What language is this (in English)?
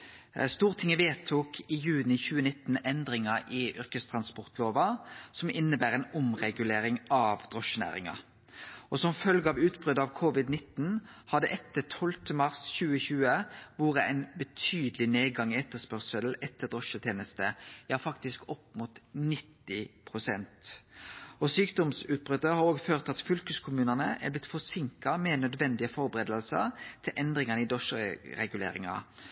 Norwegian Nynorsk